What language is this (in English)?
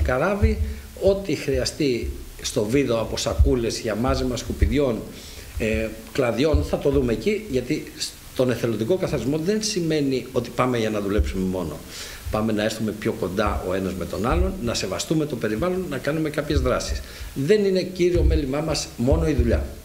Greek